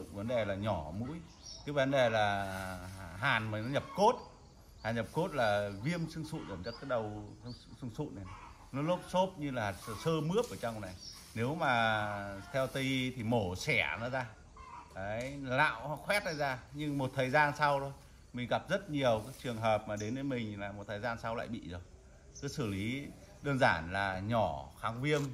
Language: Vietnamese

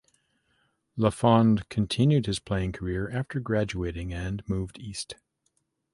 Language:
English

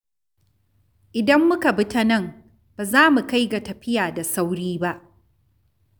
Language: Hausa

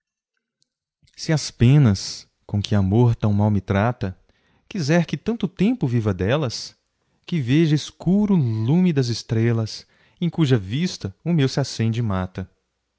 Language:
Portuguese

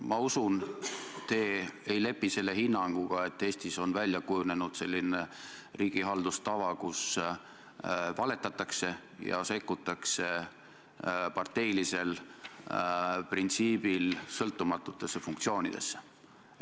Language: Estonian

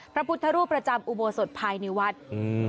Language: Thai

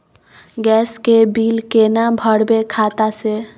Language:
Maithili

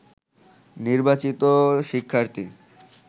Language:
Bangla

